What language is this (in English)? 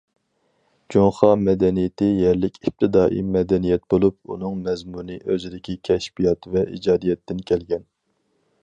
Uyghur